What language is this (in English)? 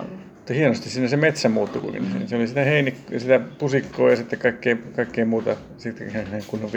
Finnish